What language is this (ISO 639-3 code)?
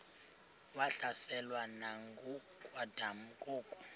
xho